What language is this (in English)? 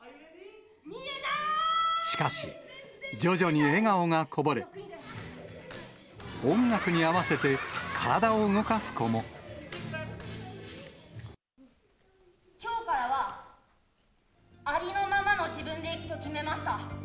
Japanese